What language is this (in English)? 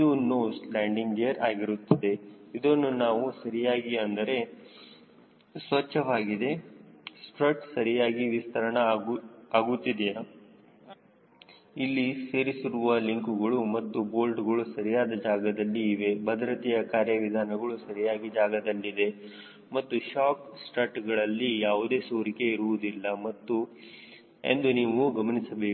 Kannada